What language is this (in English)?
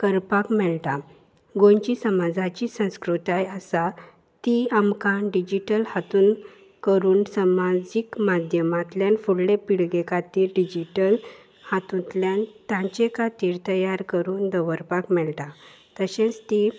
Konkani